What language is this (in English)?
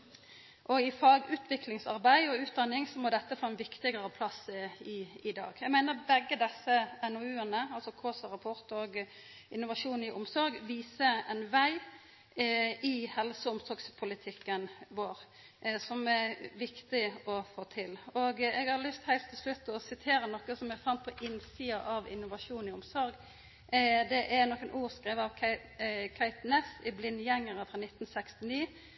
Norwegian Nynorsk